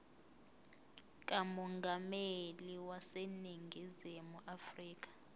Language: Zulu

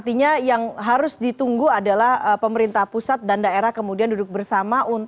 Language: Indonesian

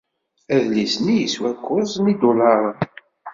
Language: Kabyle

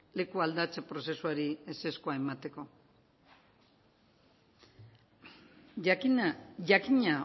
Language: Basque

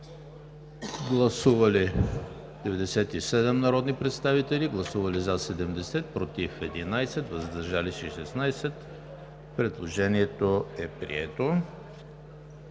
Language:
Bulgarian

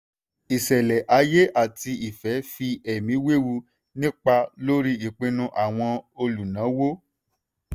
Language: Yoruba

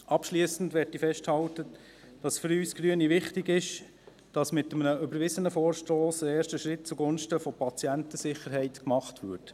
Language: Swiss German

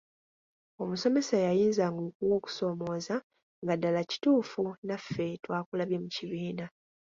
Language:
Ganda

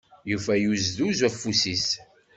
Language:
Kabyle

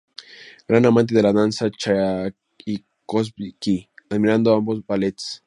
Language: Spanish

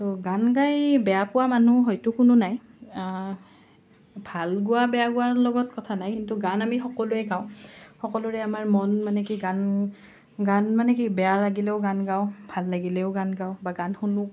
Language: Assamese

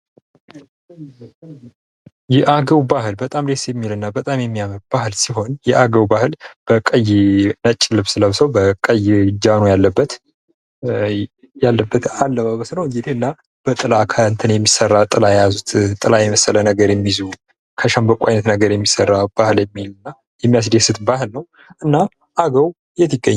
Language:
Amharic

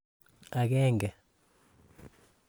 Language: Kalenjin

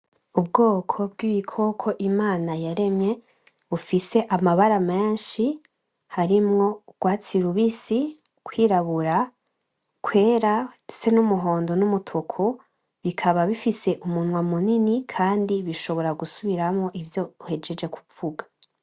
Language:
Rundi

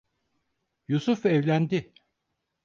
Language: Turkish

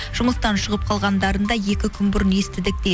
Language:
Kazakh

